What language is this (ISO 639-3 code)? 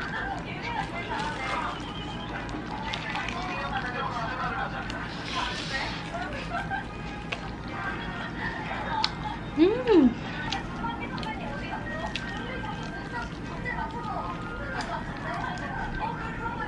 kor